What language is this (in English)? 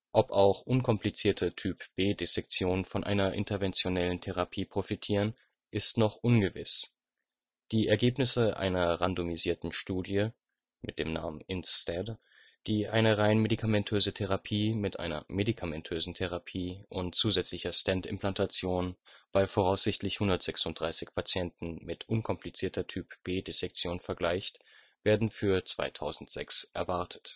German